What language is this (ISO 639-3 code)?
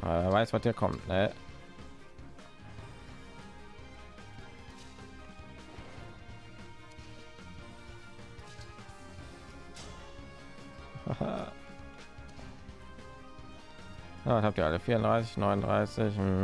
deu